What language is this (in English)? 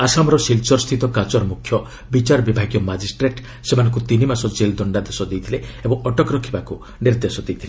Odia